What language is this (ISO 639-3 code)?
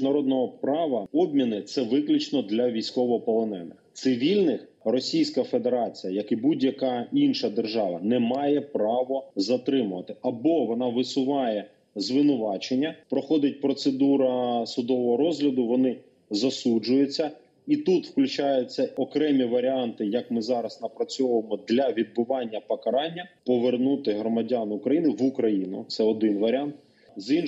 ukr